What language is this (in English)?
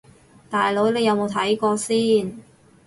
Cantonese